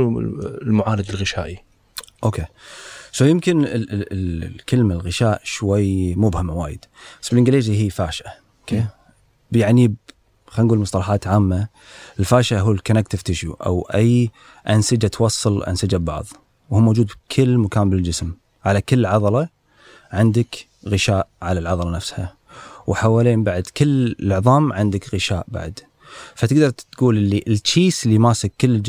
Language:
Arabic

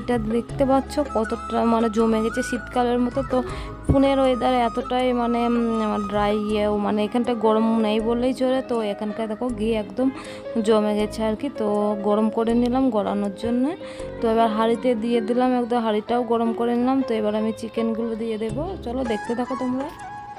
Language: Romanian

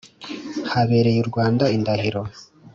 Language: Kinyarwanda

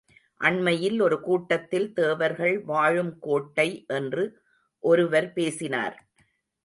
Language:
Tamil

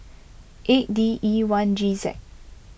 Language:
English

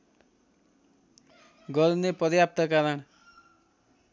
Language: Nepali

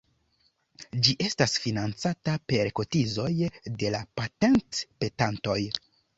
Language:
Esperanto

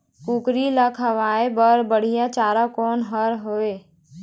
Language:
Chhattisgarhi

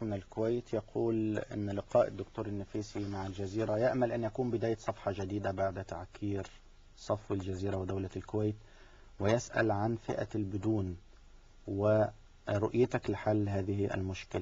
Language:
Arabic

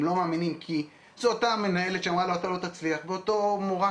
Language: Hebrew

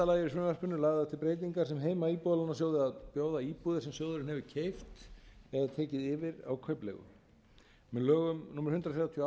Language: Icelandic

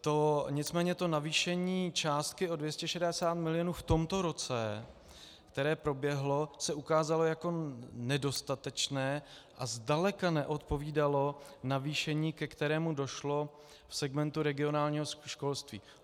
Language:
Czech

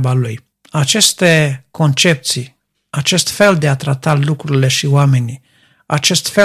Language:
Romanian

